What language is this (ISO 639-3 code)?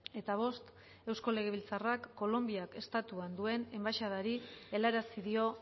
eus